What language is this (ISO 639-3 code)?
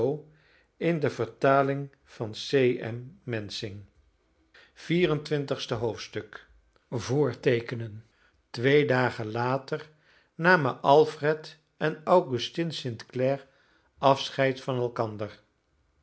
nld